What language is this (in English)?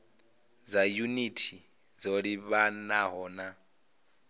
Venda